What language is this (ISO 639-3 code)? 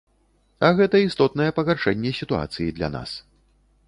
bel